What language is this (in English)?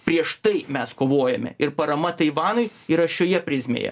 Lithuanian